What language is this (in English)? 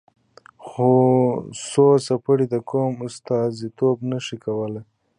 Pashto